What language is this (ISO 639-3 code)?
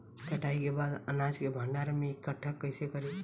bho